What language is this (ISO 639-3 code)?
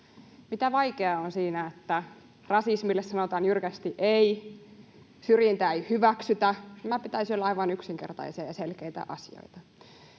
fin